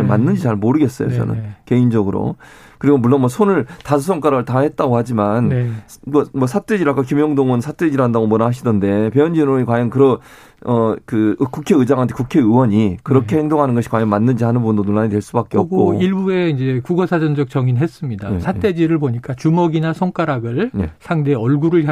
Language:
Korean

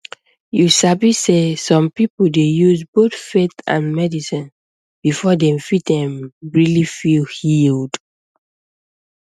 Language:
Nigerian Pidgin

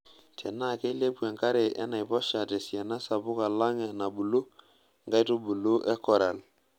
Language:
Masai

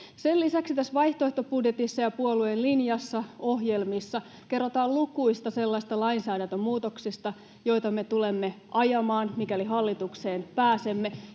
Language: Finnish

